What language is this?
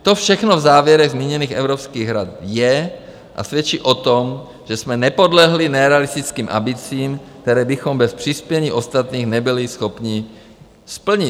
Czech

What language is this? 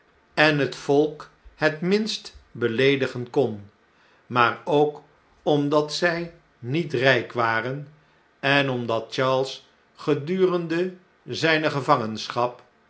Dutch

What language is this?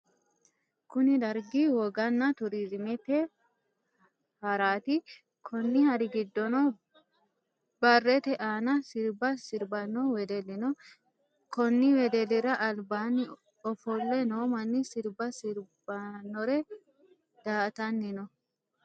Sidamo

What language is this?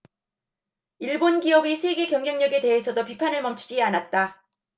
Korean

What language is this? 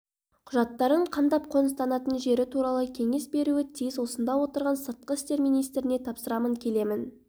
Kazakh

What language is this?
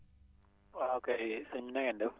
Wolof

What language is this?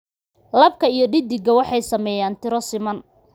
Somali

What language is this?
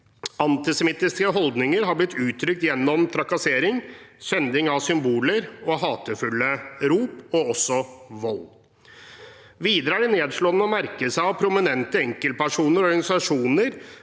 Norwegian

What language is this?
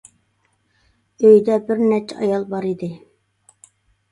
Uyghur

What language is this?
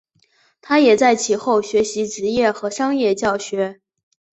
Chinese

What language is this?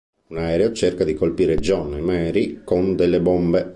Italian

